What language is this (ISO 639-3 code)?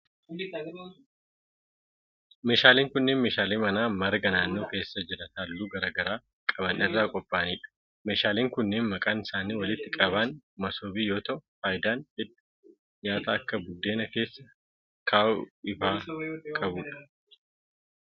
orm